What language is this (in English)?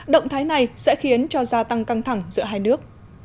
Vietnamese